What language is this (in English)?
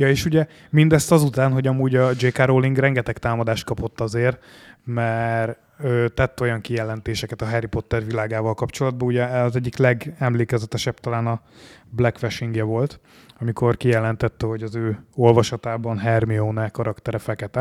Hungarian